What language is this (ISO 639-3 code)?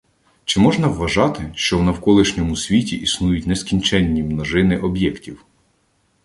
ukr